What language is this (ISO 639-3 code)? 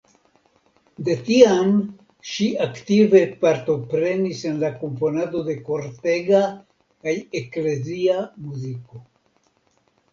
epo